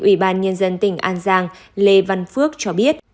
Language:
Vietnamese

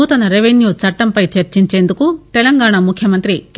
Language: Telugu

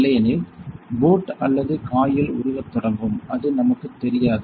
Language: Tamil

